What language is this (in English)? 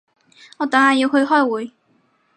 Cantonese